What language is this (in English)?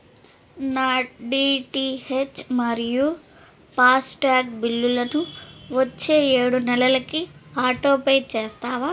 Telugu